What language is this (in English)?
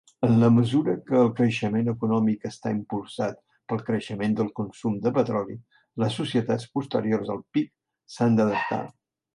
Catalan